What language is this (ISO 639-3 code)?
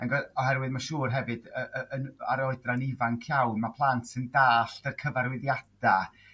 cym